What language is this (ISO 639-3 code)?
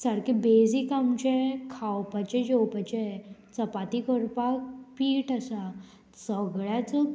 kok